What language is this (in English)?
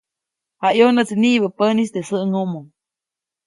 Copainalá Zoque